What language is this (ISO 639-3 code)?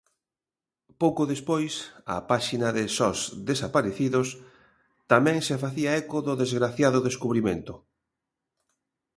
glg